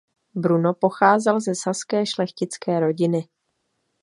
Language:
Czech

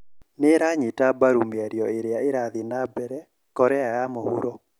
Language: Kikuyu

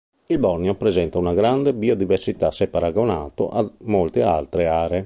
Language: Italian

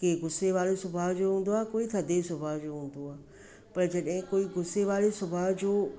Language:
Sindhi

